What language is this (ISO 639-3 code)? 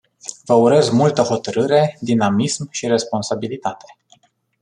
ron